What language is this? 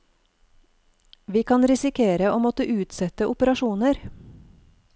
Norwegian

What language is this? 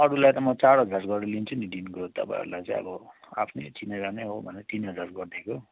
Nepali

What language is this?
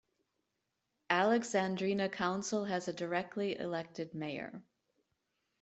English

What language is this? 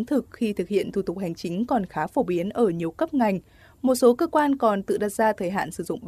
Vietnamese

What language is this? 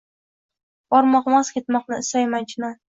Uzbek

